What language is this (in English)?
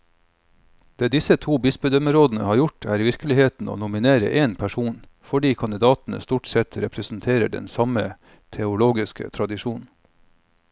Norwegian